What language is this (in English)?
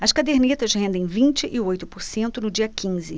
Portuguese